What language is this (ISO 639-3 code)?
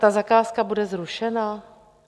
ces